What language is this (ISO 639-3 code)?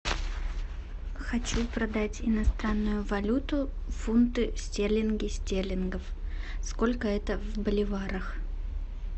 rus